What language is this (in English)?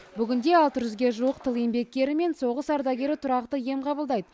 Kazakh